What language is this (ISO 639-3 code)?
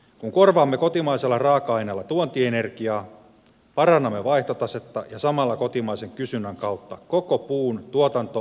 fin